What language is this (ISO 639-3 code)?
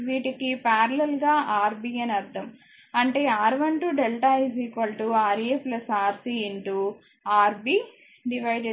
tel